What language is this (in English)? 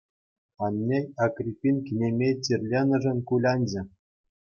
Chuvash